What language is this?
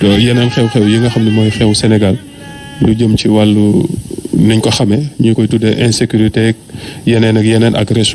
French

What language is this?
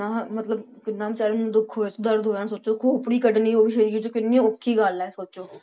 Punjabi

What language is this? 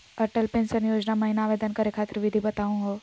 Magahi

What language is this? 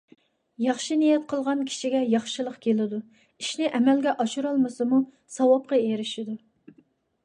Uyghur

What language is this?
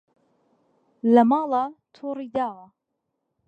Central Kurdish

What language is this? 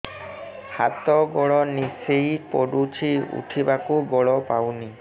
Odia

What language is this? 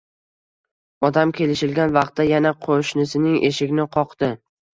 Uzbek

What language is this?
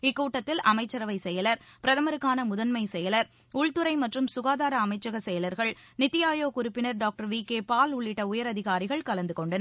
Tamil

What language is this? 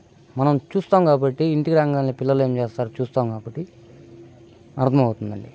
Telugu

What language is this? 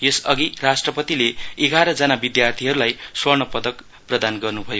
Nepali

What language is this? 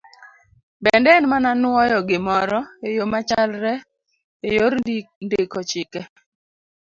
Luo (Kenya and Tanzania)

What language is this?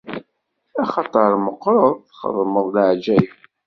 Kabyle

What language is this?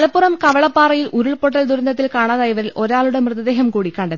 Malayalam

